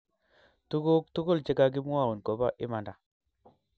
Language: Kalenjin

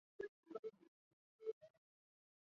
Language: Chinese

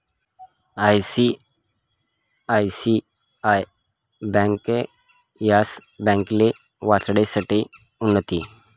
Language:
Marathi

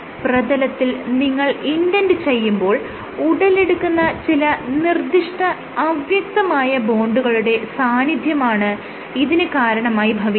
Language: Malayalam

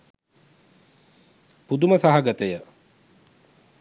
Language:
Sinhala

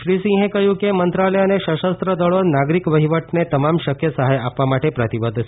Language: Gujarati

